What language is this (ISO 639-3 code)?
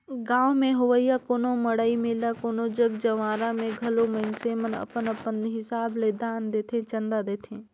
hne